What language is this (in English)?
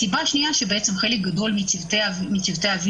Hebrew